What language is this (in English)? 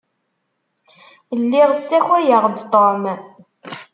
Kabyle